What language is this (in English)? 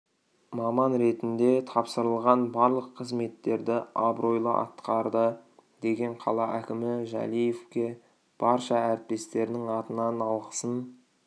Kazakh